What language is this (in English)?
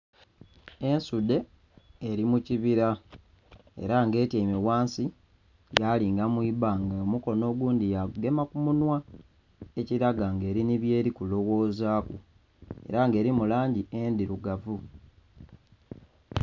Soga